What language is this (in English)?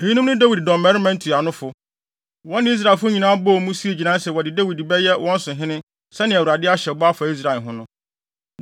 Akan